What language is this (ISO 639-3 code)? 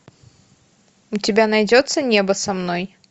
rus